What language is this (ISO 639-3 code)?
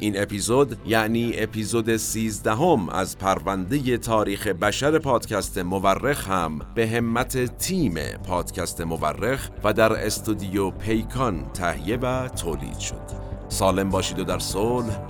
fas